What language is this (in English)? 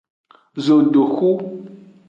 Aja (Benin)